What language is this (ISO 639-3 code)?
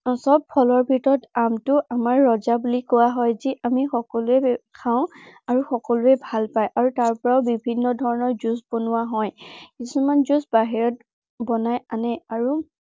asm